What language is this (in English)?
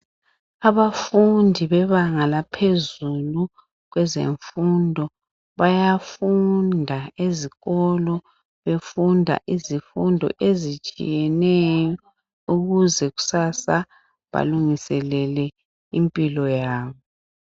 North Ndebele